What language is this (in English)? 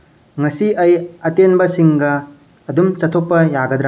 Manipuri